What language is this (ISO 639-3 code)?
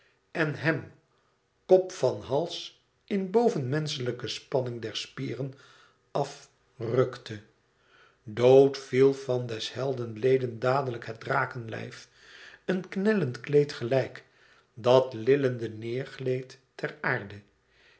nld